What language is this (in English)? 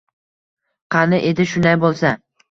Uzbek